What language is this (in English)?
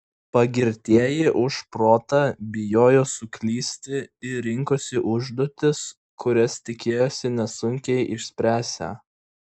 Lithuanian